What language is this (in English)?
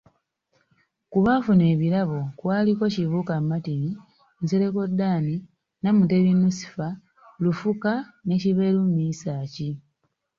Ganda